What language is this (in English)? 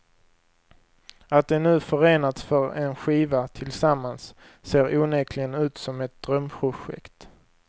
Swedish